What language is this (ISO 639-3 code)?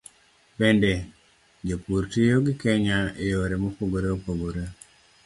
luo